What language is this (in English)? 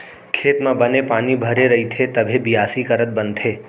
Chhattisgarhi